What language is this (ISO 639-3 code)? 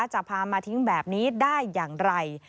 tha